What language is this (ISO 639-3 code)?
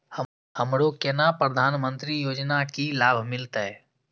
mai